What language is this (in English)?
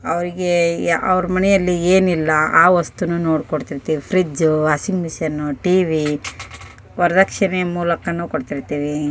Kannada